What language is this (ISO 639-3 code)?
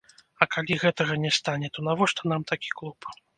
bel